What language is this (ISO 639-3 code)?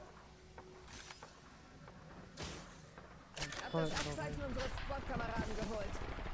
deu